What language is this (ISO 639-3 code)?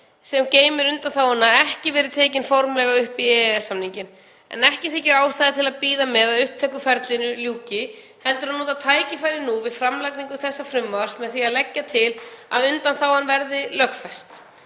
isl